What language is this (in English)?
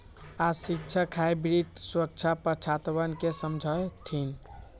Magahi